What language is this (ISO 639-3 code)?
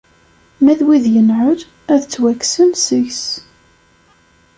kab